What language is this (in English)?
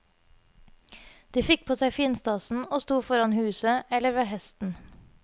Norwegian